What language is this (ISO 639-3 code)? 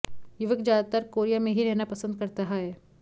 hin